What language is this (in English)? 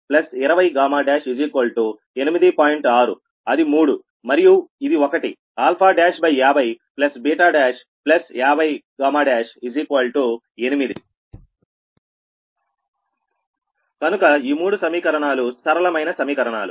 Telugu